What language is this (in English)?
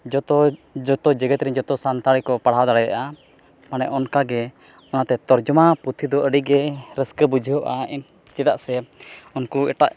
Santali